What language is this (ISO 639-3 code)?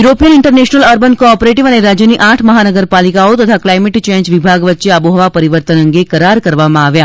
guj